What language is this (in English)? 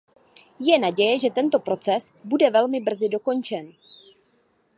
Czech